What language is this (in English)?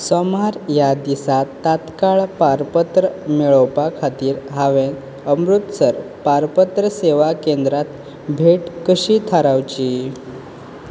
Konkani